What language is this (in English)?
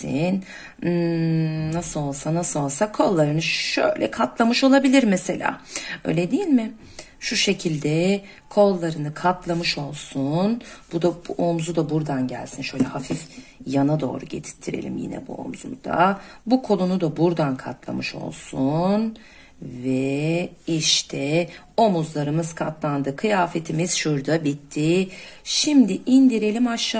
Turkish